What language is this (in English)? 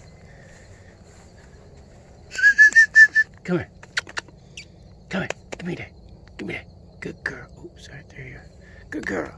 English